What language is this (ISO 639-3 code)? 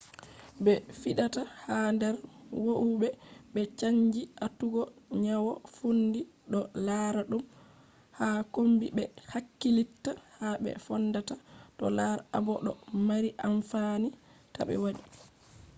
ful